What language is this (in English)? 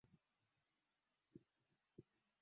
Swahili